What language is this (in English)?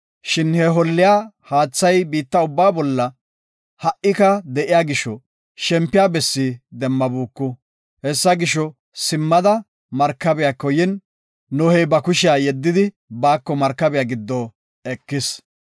Gofa